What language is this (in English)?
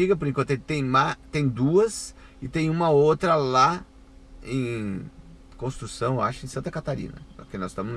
Portuguese